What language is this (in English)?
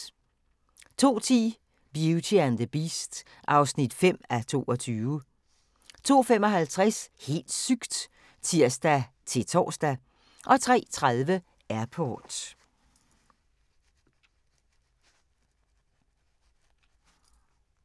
Danish